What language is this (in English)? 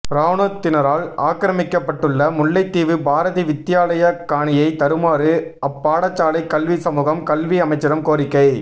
Tamil